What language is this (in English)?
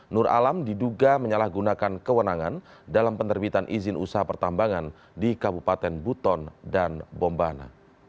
Indonesian